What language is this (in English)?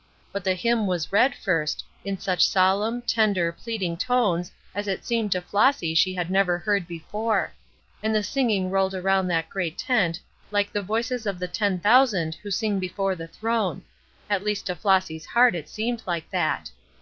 English